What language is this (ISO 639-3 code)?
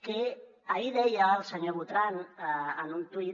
cat